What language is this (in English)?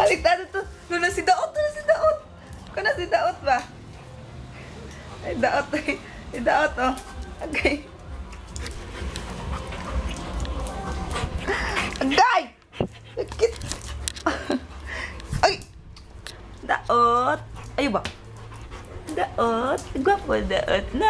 Latvian